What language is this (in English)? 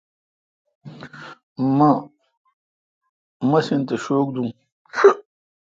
Kalkoti